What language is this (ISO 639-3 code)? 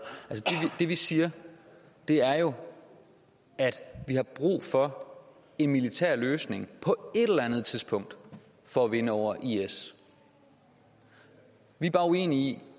dan